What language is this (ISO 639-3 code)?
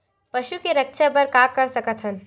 hne